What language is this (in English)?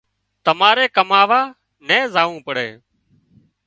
Wadiyara Koli